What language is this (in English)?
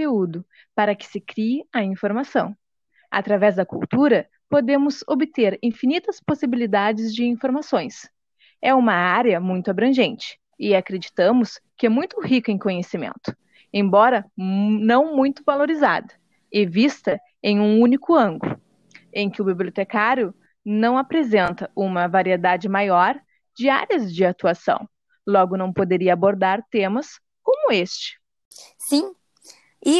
Portuguese